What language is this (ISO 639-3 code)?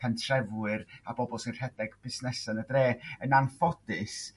cym